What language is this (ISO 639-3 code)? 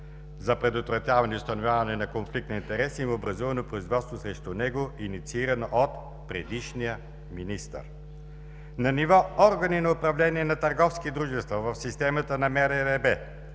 bul